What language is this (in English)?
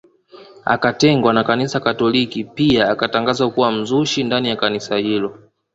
Swahili